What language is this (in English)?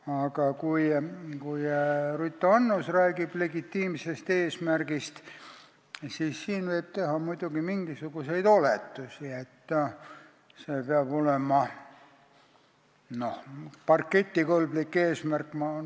Estonian